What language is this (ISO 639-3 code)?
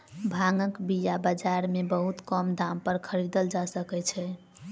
mai